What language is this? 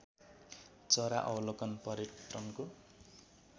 Nepali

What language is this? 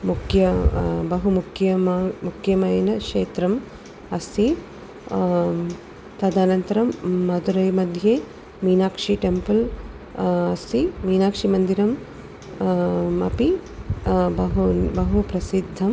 Sanskrit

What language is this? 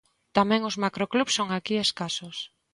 Galician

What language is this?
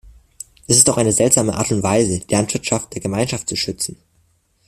German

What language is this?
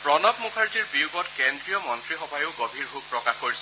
Assamese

